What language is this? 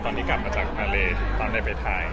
Thai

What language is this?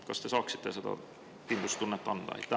Estonian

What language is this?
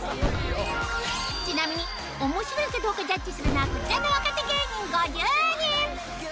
Japanese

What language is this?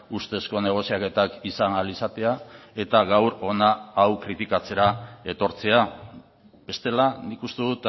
Basque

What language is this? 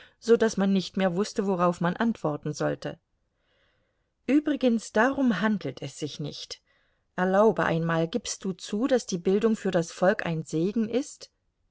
German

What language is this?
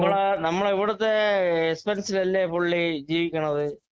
Malayalam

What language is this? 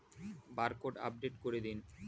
Bangla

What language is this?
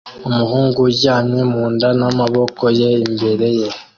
Kinyarwanda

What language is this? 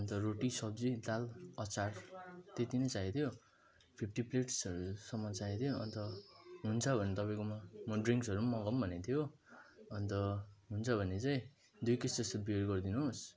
Nepali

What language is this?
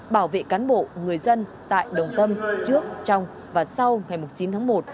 Vietnamese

